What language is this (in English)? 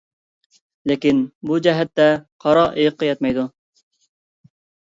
Uyghur